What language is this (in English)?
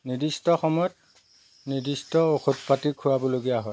Assamese